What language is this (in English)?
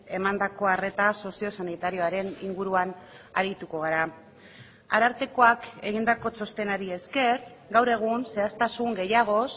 Basque